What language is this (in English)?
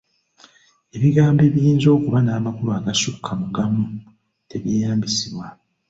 Ganda